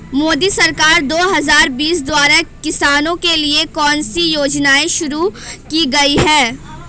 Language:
Hindi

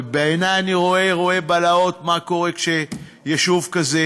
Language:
Hebrew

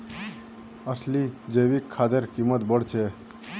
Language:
Magahi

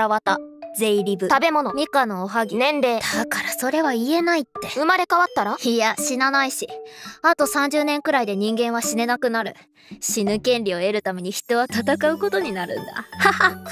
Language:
Japanese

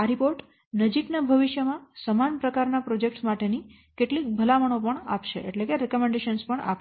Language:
Gujarati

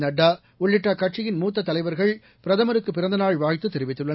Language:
Tamil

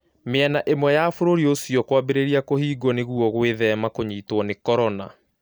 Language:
Kikuyu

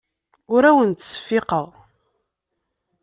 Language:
Kabyle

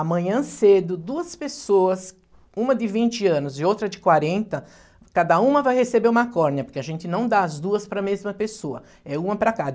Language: Portuguese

